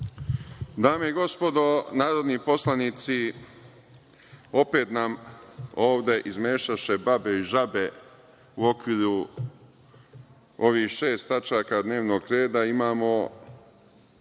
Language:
Serbian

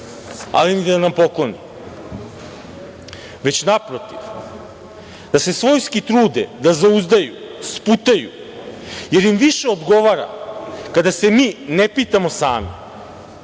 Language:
Serbian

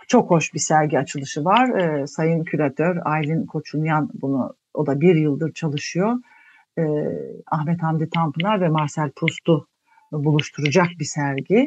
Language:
Turkish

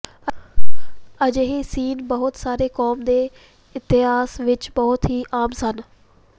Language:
Punjabi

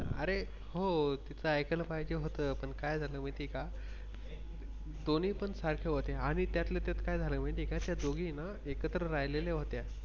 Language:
Marathi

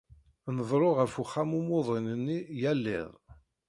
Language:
Kabyle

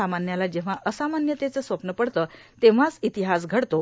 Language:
Marathi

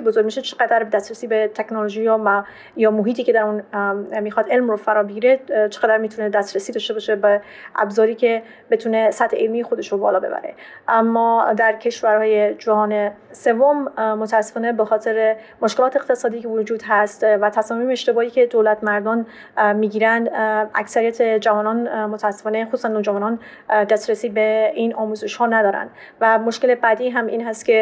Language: Persian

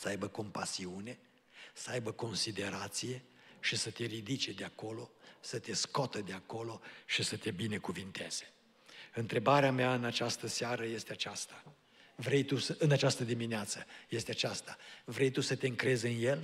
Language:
Romanian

